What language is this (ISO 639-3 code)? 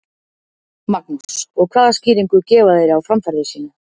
isl